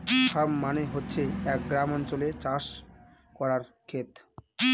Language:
Bangla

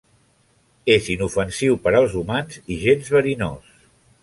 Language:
Catalan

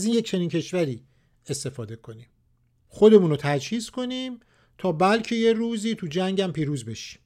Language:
Persian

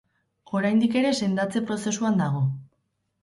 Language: Basque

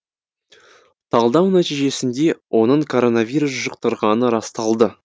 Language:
Kazakh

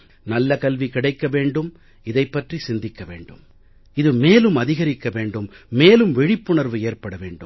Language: Tamil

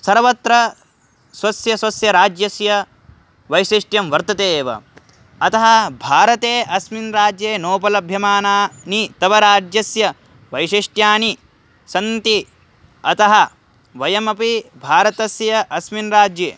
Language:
Sanskrit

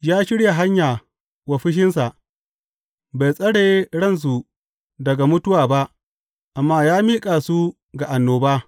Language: Hausa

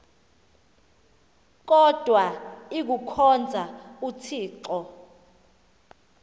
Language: Xhosa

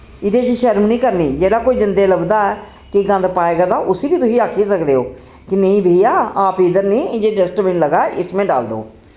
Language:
Dogri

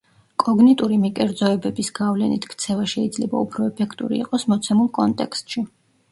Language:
Georgian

